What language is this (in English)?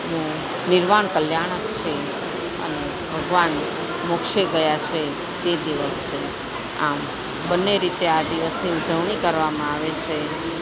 Gujarati